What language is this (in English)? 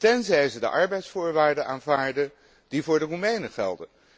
Dutch